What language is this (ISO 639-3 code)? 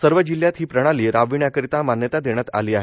mar